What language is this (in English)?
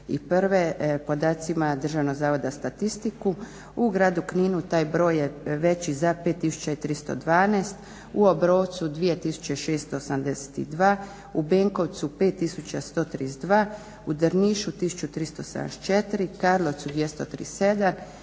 Croatian